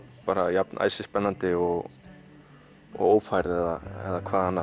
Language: Icelandic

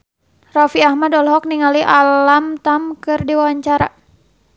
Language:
Sundanese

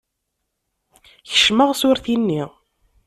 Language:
Kabyle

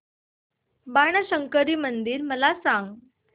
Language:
Marathi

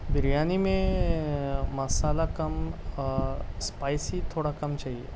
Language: Urdu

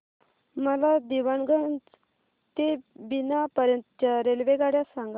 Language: Marathi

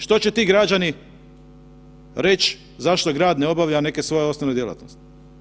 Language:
Croatian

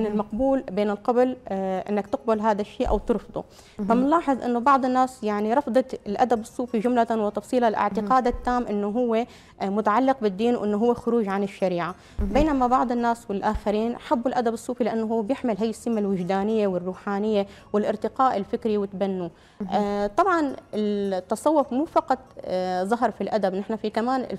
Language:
Arabic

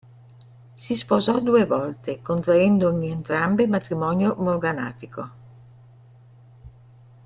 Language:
Italian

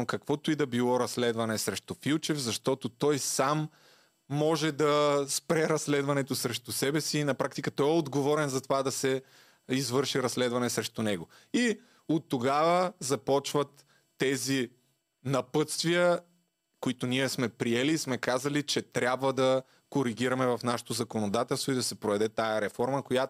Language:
Bulgarian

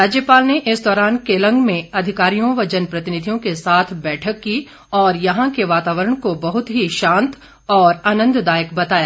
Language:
Hindi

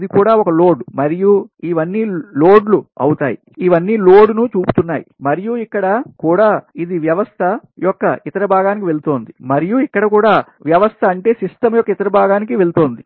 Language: Telugu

